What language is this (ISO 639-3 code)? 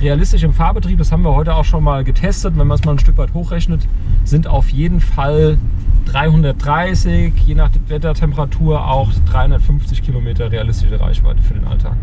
deu